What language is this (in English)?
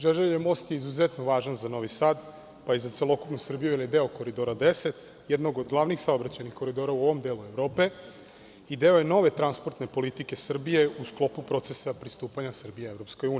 Serbian